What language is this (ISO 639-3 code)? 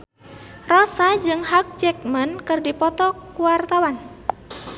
sun